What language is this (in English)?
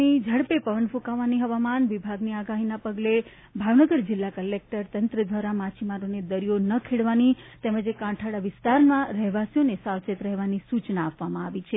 Gujarati